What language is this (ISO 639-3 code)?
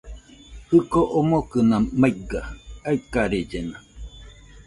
hux